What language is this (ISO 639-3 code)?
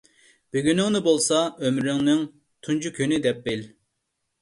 uig